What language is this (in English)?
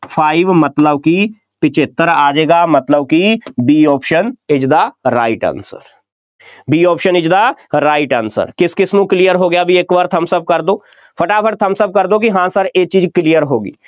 Punjabi